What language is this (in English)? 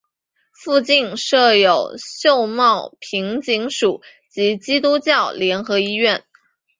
Chinese